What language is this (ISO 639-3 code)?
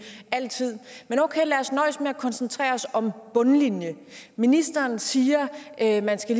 dan